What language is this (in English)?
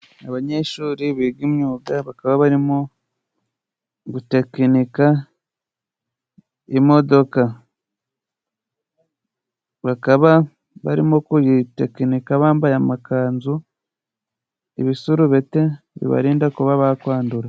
Kinyarwanda